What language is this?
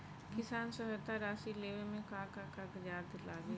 Bhojpuri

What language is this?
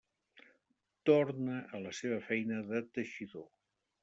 Catalan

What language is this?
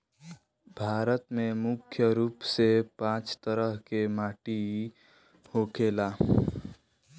Bhojpuri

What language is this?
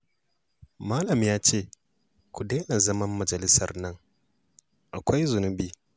Hausa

